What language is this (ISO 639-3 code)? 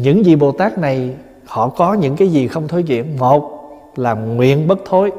vie